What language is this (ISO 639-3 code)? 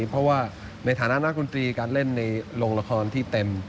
tha